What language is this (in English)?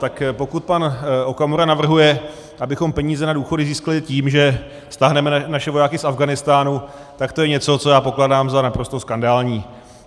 Czech